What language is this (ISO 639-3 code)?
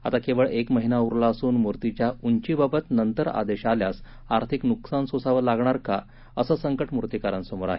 mar